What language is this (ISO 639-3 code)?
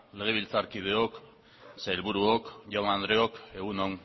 eus